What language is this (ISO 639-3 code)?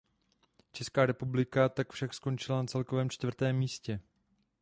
ces